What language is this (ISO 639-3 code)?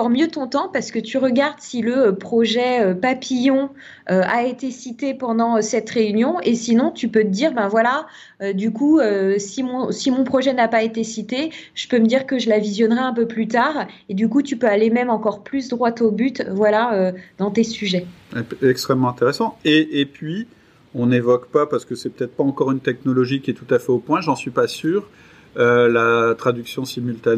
fra